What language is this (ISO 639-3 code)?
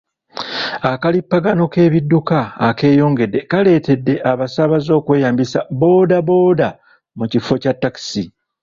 lug